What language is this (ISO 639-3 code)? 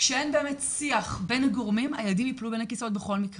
heb